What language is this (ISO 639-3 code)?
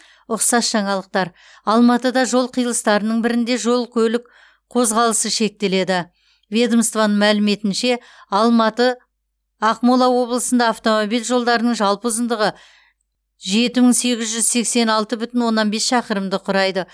kaz